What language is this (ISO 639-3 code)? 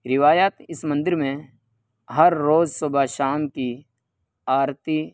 urd